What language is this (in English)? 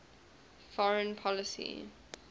English